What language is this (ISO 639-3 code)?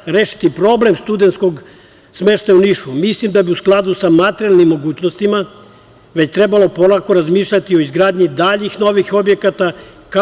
srp